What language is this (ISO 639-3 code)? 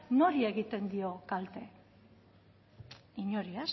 eus